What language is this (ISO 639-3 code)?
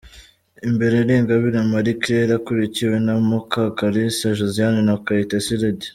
kin